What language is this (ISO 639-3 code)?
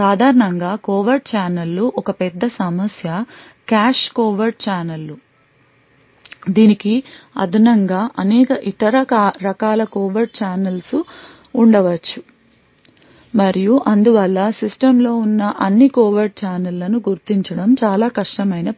tel